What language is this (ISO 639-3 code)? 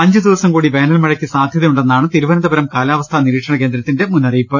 mal